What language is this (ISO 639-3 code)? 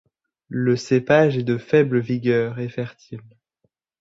fra